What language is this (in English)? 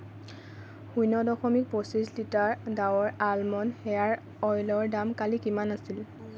Assamese